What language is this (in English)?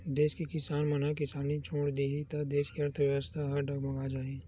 Chhattisgarhi